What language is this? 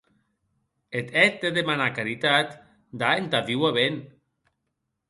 Occitan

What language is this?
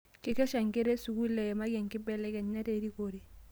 Masai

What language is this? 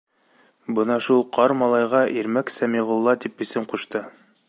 Bashkir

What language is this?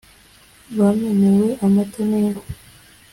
Kinyarwanda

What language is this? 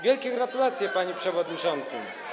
Polish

